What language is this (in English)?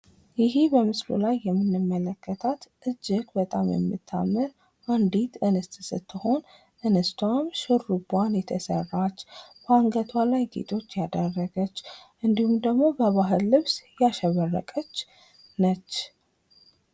Amharic